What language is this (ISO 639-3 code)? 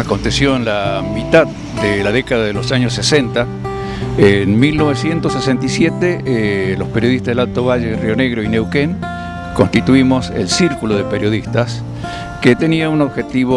spa